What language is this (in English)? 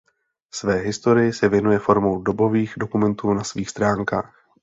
Czech